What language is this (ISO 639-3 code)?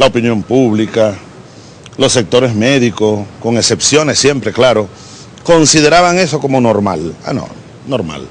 spa